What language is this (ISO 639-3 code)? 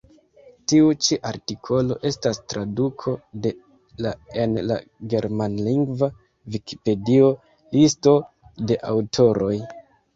epo